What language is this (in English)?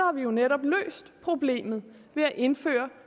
Danish